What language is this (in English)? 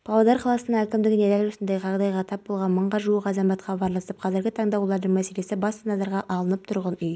Kazakh